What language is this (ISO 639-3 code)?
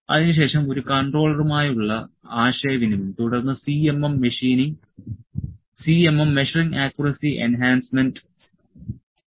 mal